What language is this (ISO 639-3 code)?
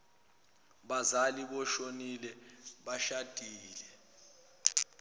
zul